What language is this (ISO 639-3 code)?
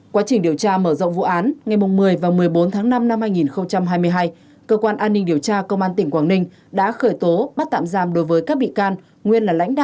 vie